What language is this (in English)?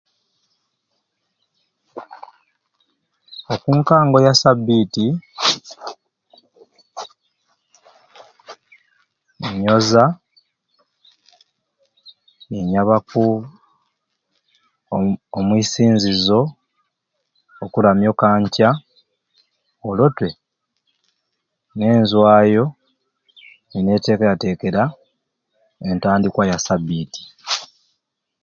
Ruuli